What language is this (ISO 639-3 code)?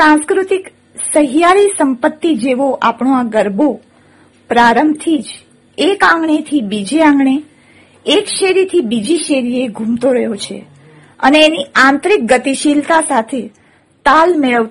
guj